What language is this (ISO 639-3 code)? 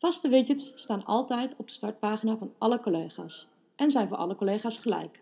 nld